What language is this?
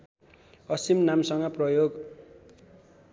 Nepali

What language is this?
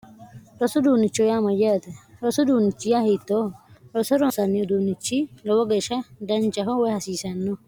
Sidamo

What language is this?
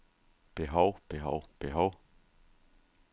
Danish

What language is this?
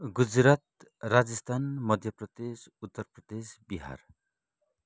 Nepali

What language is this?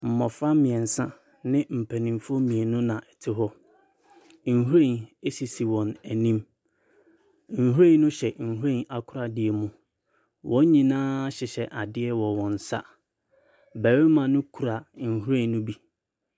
Akan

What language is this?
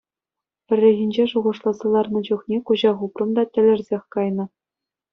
Chuvash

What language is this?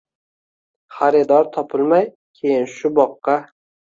Uzbek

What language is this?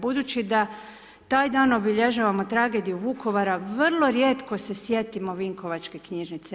Croatian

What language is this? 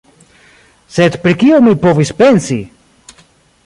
Esperanto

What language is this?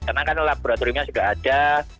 Indonesian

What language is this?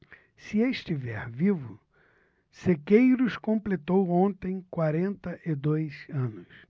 Portuguese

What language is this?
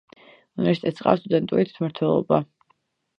Georgian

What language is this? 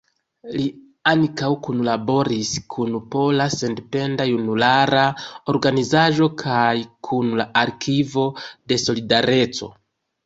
Esperanto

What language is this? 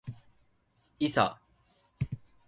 Japanese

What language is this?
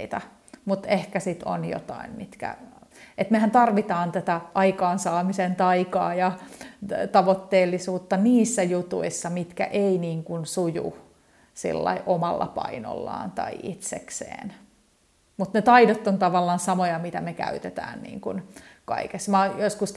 Finnish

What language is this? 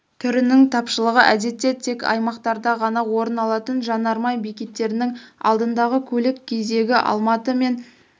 Kazakh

